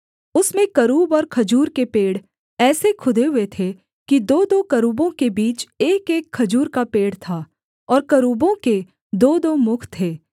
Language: Hindi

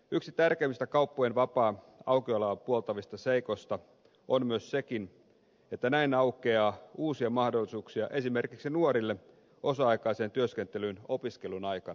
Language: Finnish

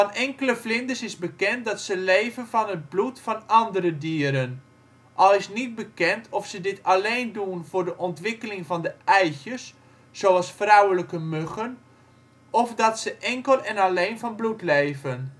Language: Dutch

